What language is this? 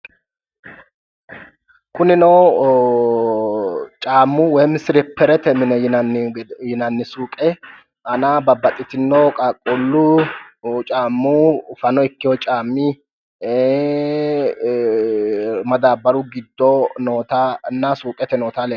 Sidamo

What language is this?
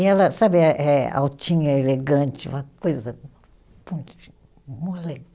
Portuguese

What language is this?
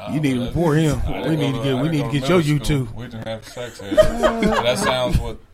English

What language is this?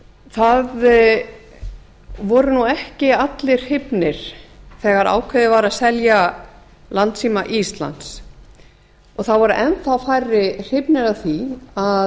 Icelandic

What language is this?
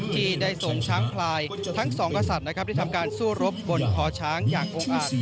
Thai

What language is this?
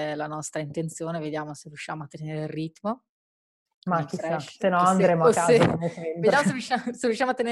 Italian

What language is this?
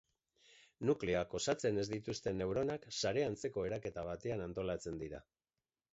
Basque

